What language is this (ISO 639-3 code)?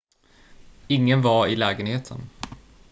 swe